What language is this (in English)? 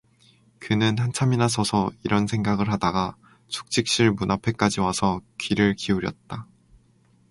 Korean